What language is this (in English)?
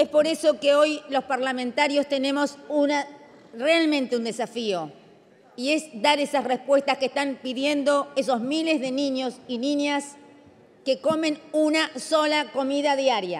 Spanish